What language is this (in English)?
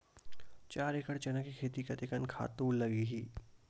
Chhattisgarhi